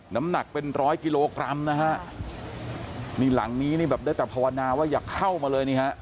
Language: Thai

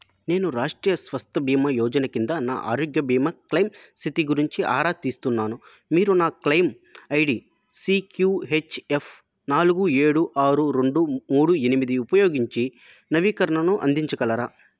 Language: Telugu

